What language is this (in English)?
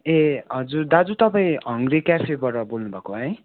Nepali